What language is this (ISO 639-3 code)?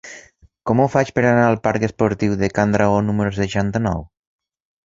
cat